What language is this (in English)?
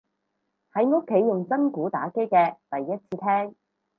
Cantonese